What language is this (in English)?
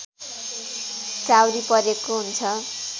Nepali